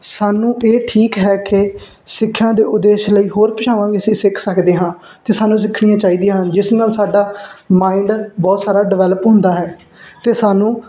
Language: Punjabi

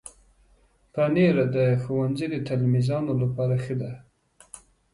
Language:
Pashto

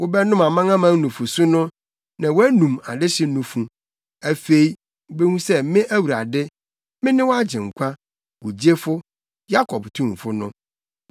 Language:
Akan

